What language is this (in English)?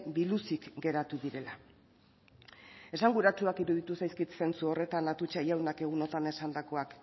Basque